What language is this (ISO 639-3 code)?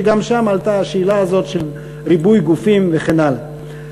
heb